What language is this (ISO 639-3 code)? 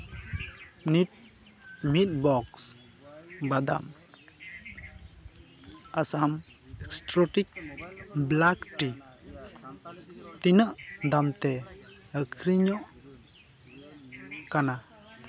sat